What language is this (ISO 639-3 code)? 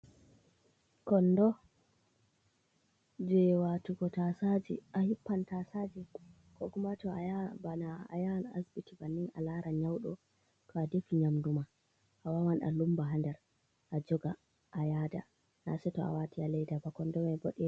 ful